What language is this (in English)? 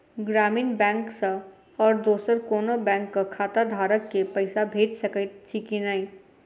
Maithili